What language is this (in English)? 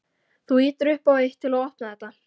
Icelandic